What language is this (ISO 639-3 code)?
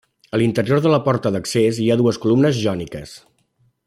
cat